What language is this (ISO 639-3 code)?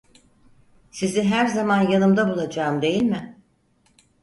tur